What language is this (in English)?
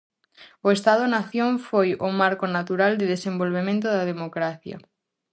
Galician